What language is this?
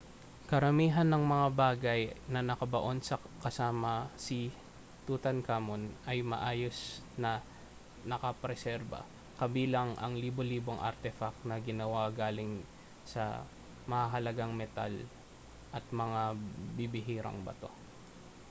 Filipino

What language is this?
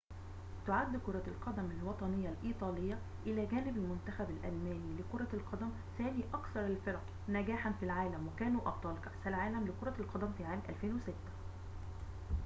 Arabic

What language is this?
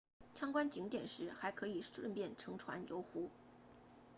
Chinese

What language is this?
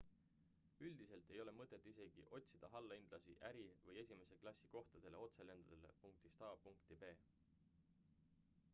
Estonian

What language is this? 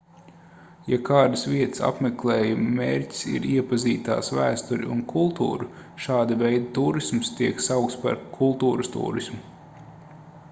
Latvian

